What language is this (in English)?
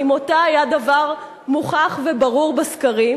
Hebrew